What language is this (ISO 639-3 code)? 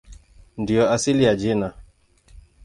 swa